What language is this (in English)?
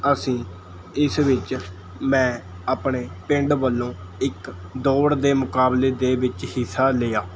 Punjabi